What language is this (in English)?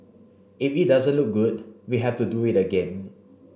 English